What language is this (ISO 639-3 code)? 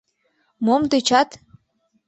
chm